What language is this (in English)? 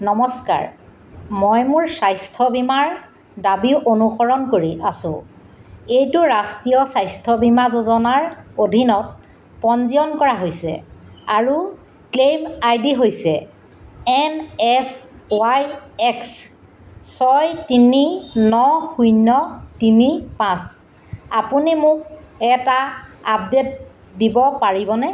Assamese